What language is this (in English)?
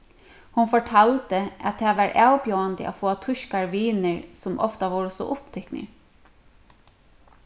Faroese